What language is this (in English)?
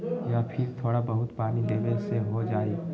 Magahi